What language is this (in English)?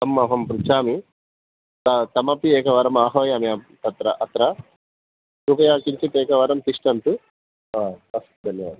Sanskrit